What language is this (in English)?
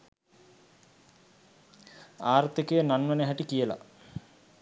Sinhala